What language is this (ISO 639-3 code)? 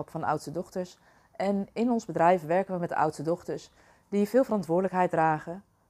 nld